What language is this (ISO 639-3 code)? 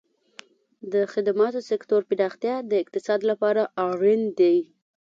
pus